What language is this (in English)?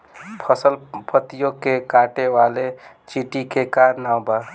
Bhojpuri